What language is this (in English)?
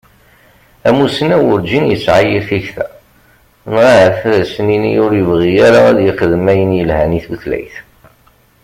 Kabyle